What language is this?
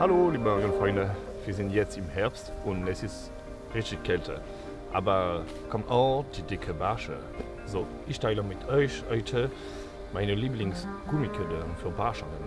German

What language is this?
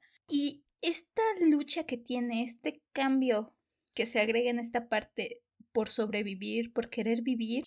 Spanish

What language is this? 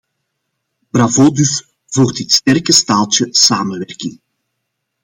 Dutch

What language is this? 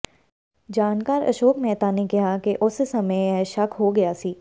Punjabi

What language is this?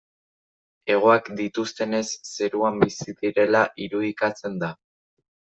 Basque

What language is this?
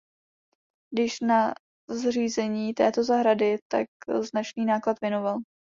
Czech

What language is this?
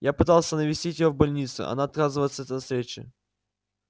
Russian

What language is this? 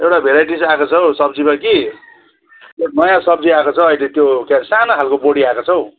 Nepali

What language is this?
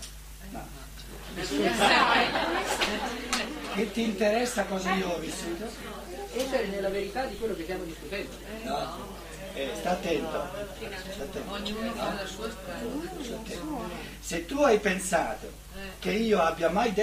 Italian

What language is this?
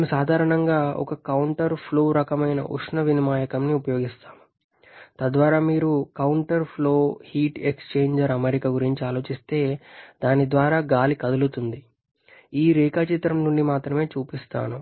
Telugu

